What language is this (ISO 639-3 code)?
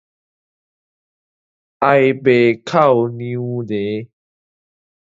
nan